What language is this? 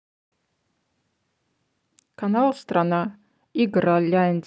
Russian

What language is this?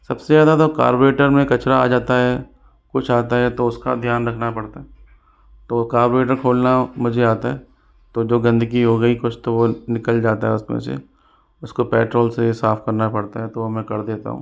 Hindi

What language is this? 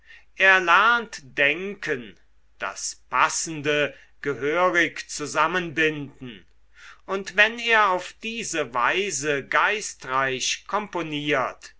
German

